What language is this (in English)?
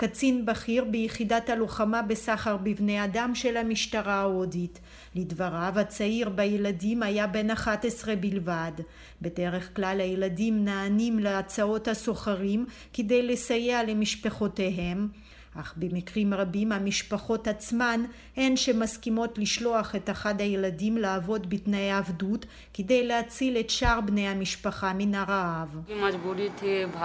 Hebrew